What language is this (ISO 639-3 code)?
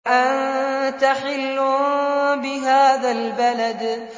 ara